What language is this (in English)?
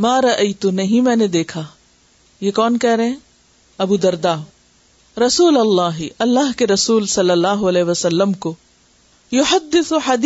Urdu